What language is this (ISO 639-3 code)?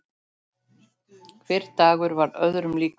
isl